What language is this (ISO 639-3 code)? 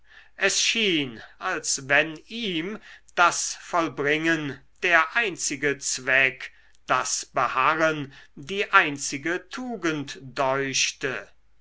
deu